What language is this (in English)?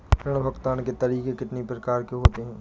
Hindi